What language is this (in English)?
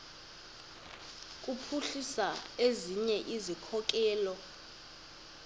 Xhosa